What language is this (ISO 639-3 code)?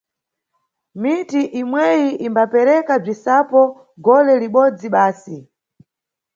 nyu